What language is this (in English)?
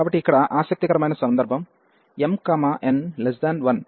Telugu